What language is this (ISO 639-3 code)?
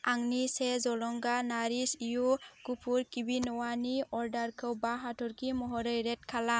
brx